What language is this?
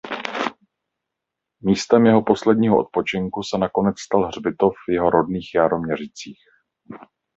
Czech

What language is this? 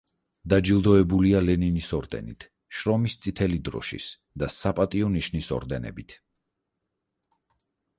Georgian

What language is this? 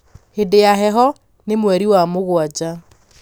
Kikuyu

